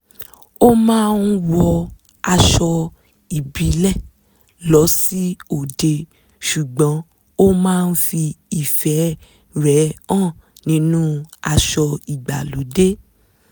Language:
Yoruba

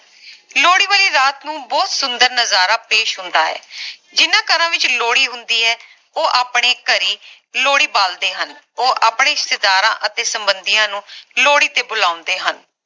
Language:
Punjabi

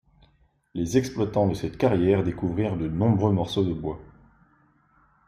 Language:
French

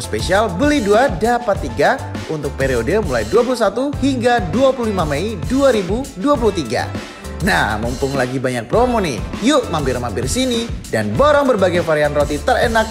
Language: Indonesian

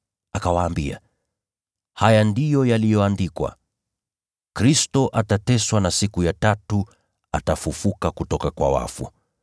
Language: Swahili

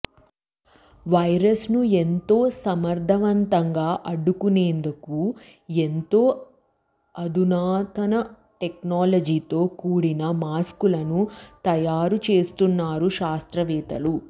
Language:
Telugu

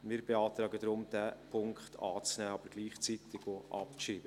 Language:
Swiss German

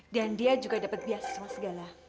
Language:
Indonesian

